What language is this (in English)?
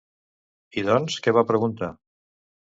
Catalan